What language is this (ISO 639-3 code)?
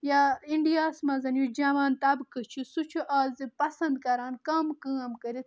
kas